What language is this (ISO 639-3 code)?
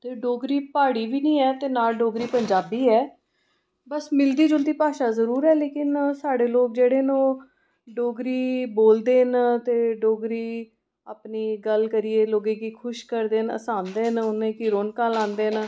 doi